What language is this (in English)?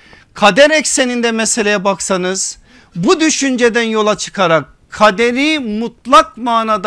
Turkish